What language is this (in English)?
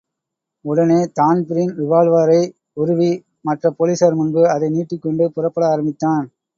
Tamil